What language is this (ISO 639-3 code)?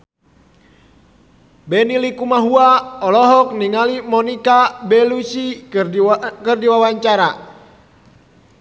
sun